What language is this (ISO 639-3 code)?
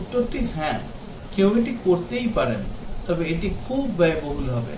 ben